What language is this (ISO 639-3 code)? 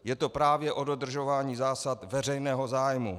ces